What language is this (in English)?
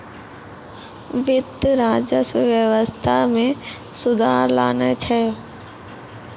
Maithili